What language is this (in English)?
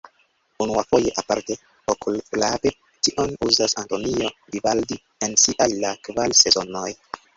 Esperanto